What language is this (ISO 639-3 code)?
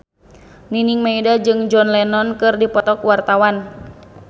sun